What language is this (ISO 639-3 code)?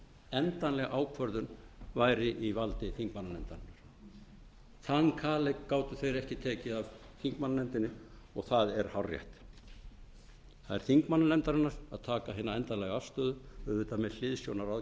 isl